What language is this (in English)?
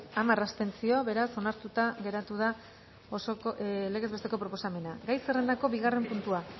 Basque